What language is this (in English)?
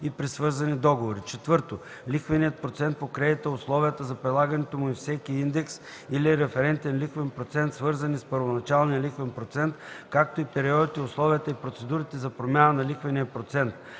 Bulgarian